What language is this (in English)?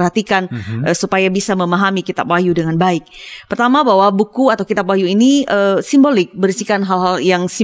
Indonesian